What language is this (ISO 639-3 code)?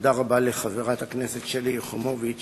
heb